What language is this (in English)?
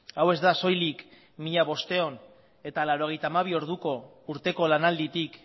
Basque